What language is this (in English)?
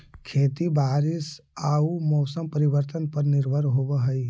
Magahi